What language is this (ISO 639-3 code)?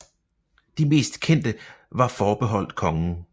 dan